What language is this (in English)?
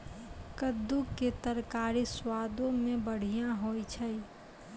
Maithili